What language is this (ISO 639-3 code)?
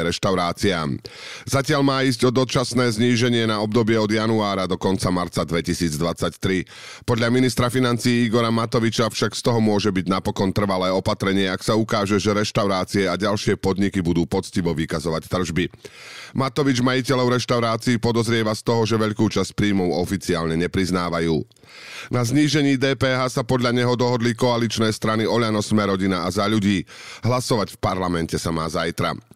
slk